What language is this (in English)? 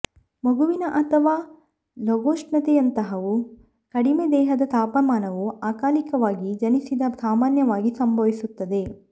Kannada